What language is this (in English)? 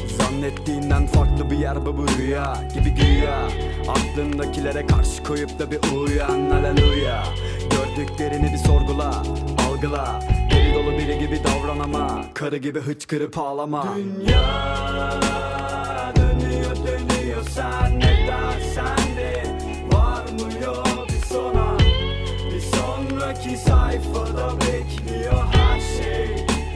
Turkish